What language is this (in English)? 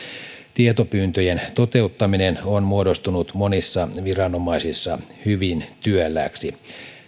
Finnish